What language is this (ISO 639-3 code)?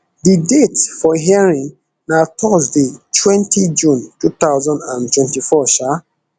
pcm